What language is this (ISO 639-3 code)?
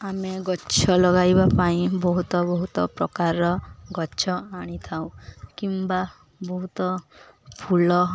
ori